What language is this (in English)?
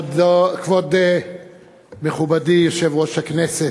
Hebrew